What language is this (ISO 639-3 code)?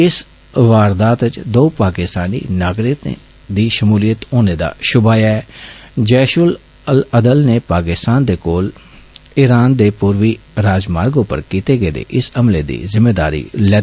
doi